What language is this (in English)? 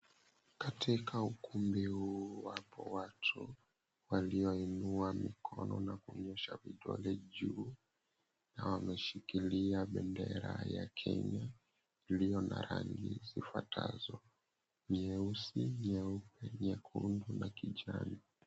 Swahili